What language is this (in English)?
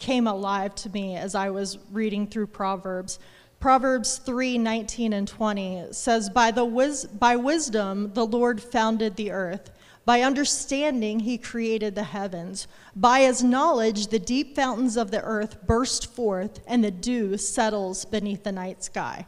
English